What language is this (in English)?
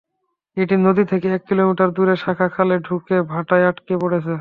Bangla